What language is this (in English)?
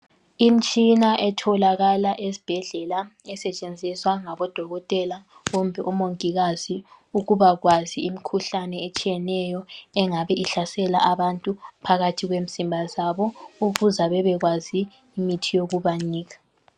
North Ndebele